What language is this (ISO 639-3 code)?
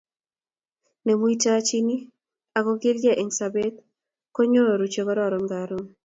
kln